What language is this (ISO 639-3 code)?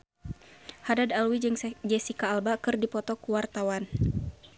sun